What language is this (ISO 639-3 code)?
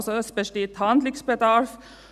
gsw